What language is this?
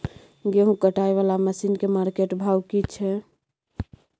Maithili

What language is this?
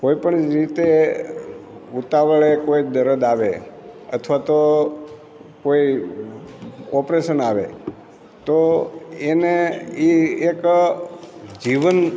Gujarati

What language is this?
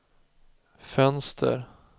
Swedish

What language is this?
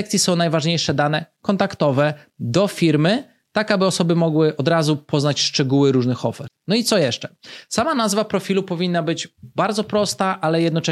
Polish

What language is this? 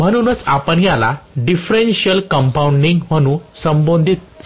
Marathi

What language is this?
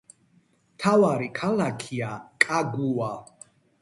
Georgian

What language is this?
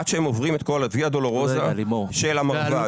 Hebrew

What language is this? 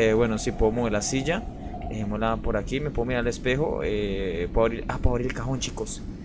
Spanish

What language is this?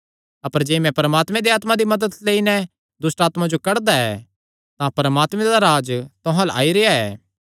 Kangri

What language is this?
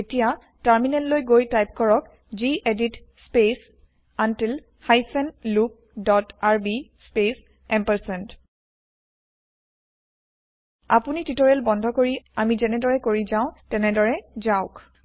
Assamese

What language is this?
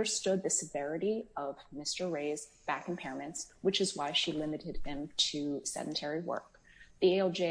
English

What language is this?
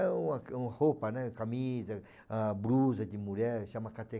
Portuguese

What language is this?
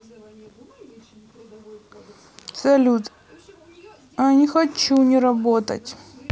Russian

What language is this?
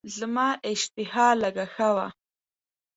Pashto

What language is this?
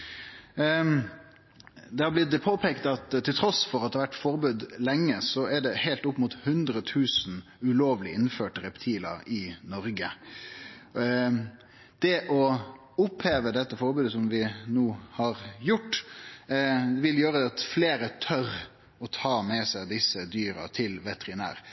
Norwegian Nynorsk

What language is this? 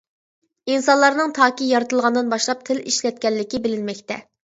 Uyghur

